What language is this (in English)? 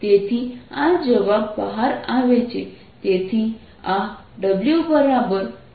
Gujarati